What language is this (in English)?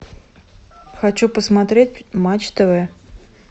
Russian